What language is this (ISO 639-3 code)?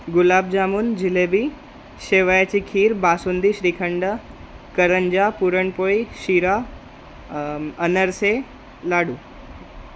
mar